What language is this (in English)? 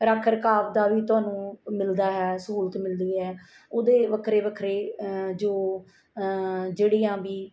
Punjabi